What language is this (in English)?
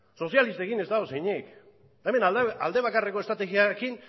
Basque